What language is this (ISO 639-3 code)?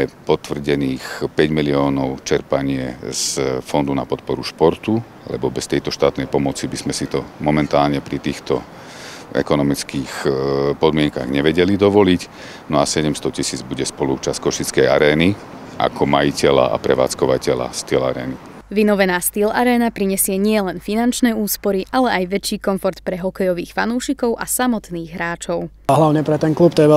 slk